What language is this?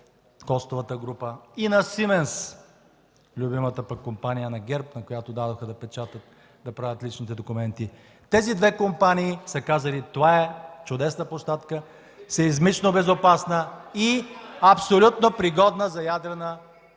Bulgarian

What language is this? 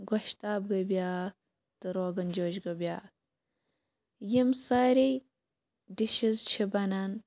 Kashmiri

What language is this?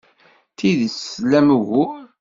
Kabyle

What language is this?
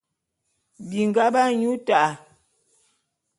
Bulu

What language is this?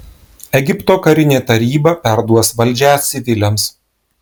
Lithuanian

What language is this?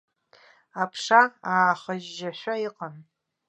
Abkhazian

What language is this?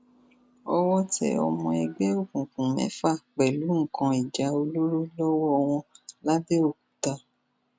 Yoruba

